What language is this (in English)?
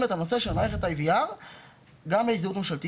Hebrew